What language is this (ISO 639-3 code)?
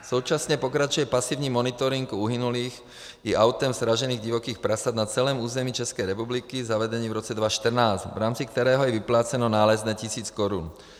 ces